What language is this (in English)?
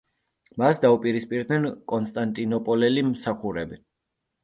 Georgian